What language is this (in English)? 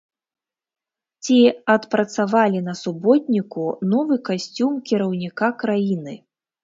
Belarusian